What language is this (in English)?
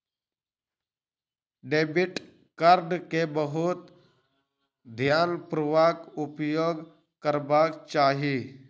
Maithili